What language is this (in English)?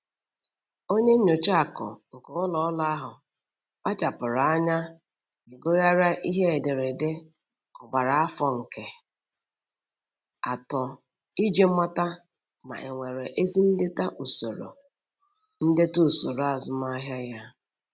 Igbo